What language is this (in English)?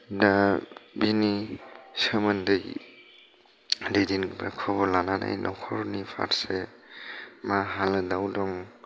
Bodo